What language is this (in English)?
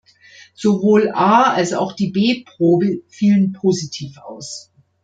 German